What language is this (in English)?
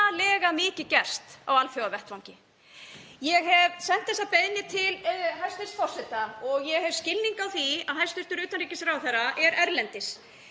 Icelandic